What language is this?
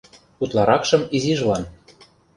Mari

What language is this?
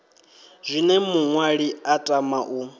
Venda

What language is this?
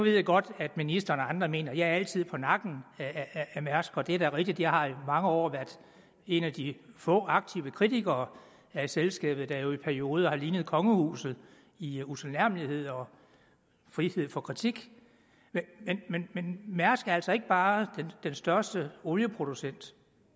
Danish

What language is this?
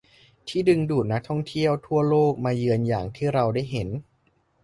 Thai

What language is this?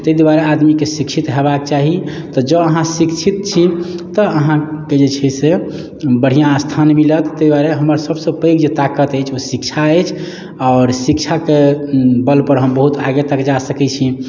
Maithili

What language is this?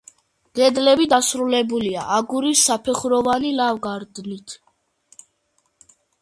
Georgian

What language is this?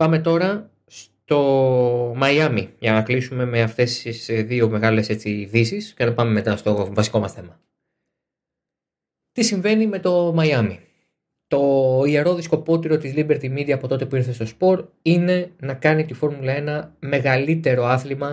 Greek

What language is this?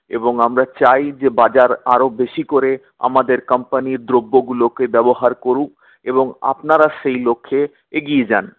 Bangla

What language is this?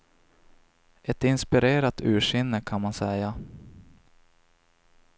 Swedish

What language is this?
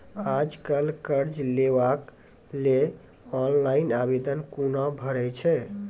Maithili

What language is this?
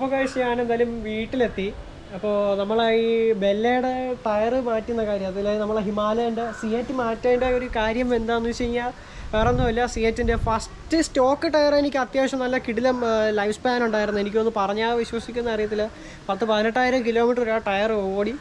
Malayalam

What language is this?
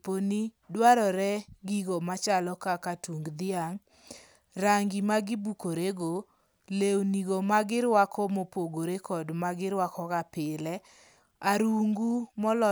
Luo (Kenya and Tanzania)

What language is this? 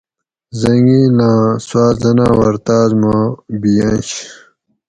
Gawri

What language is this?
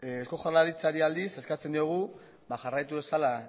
Basque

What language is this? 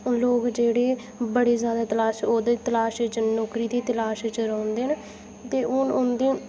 Dogri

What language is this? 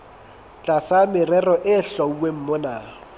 Southern Sotho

